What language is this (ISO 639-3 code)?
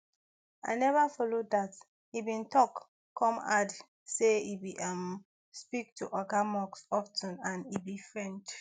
pcm